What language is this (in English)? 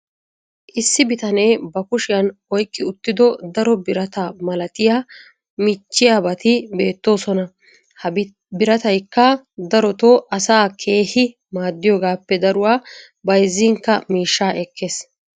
Wolaytta